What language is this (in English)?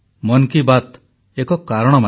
Odia